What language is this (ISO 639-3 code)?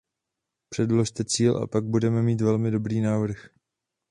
ces